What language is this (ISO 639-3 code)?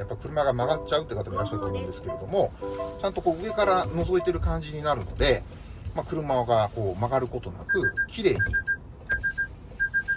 jpn